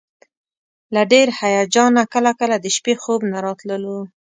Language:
Pashto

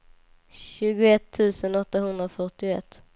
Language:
Swedish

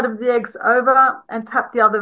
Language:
Indonesian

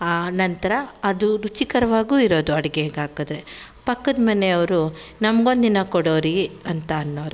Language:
Kannada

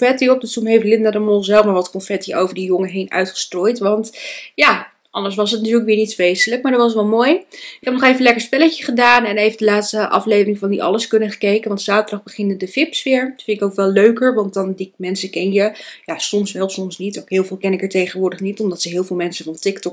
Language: Dutch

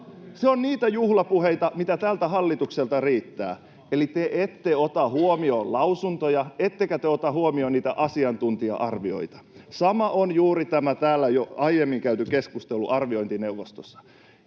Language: Finnish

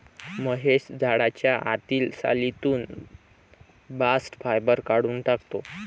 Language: Marathi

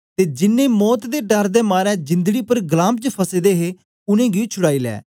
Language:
Dogri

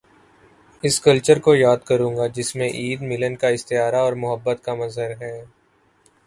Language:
Urdu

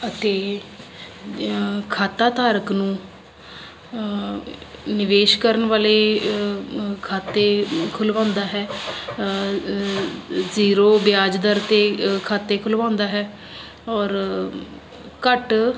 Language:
Punjabi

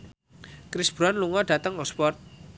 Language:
Javanese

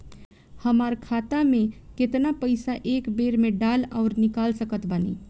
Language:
Bhojpuri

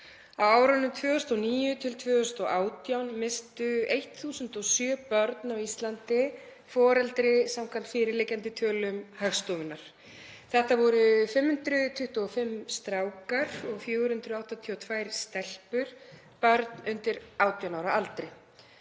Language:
Icelandic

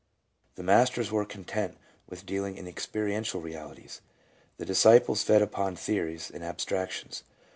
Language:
English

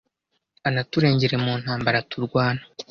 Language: Kinyarwanda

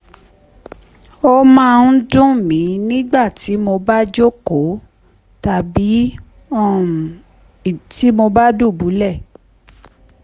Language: Yoruba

